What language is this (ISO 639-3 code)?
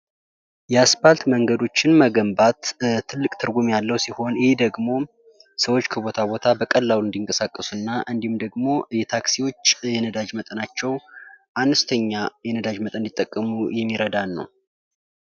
amh